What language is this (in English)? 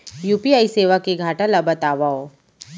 Chhattisgarhi